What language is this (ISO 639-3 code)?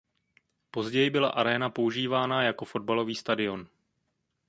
ces